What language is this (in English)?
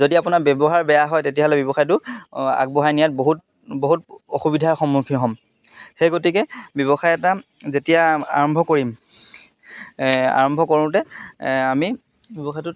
Assamese